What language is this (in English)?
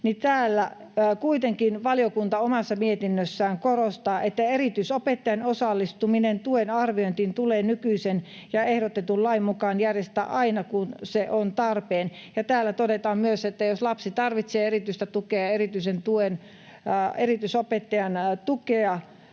Finnish